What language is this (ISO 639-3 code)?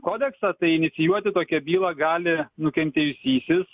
lit